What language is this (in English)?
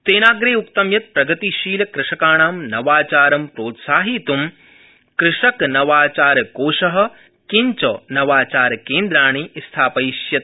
Sanskrit